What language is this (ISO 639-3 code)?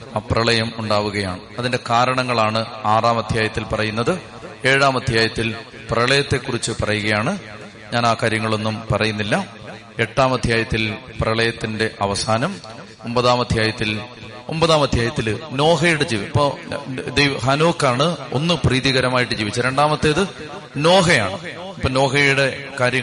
mal